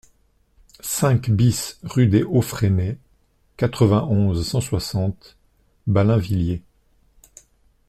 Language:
French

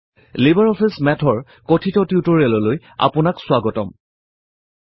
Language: Assamese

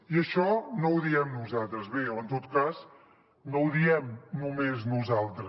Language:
Catalan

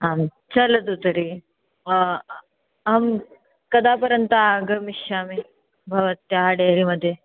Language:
Sanskrit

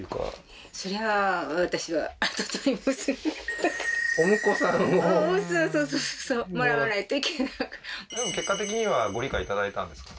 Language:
Japanese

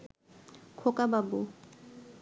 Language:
Bangla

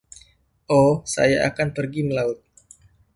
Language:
Indonesian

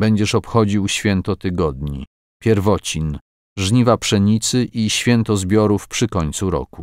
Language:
Polish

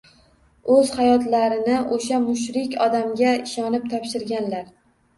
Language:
Uzbek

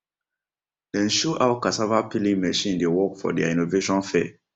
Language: Nigerian Pidgin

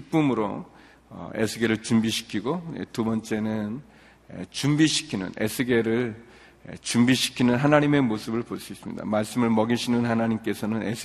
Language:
Korean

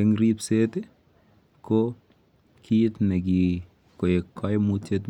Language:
Kalenjin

